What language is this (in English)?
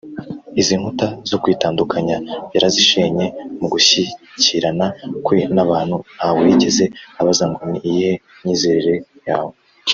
Kinyarwanda